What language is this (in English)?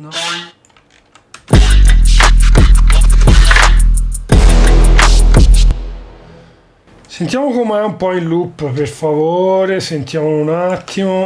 Italian